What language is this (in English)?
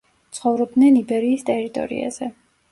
Georgian